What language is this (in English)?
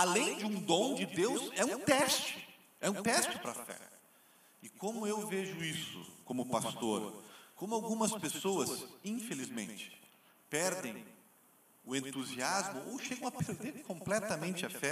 Portuguese